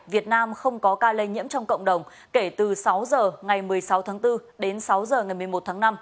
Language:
Vietnamese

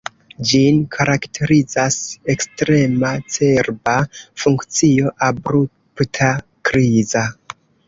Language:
Esperanto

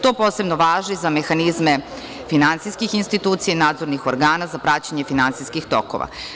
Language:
Serbian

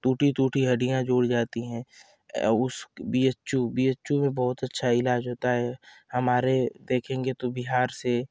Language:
Hindi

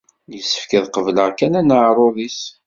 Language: Kabyle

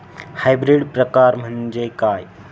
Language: Marathi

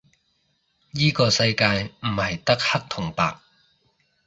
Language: Cantonese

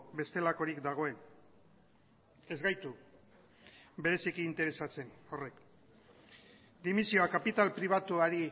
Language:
Basque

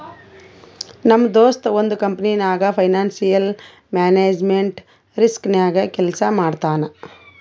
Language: Kannada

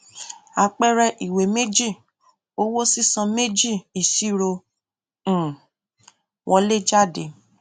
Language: Yoruba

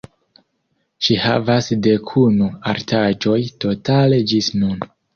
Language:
Esperanto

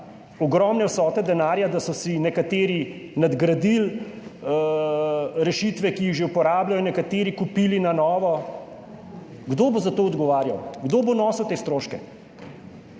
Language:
Slovenian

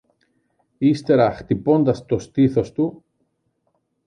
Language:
Greek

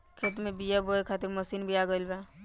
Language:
Bhojpuri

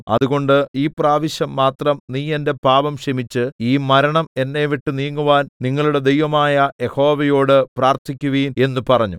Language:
Malayalam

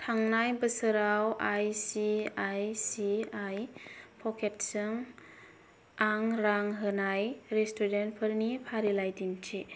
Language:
Bodo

